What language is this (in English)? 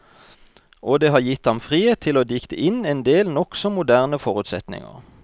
Norwegian